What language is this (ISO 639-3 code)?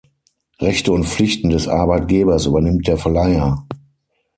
deu